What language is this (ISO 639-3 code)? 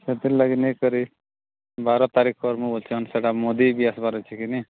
ori